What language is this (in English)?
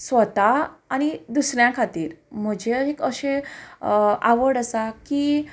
Konkani